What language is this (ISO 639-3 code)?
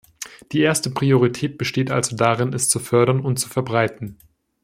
deu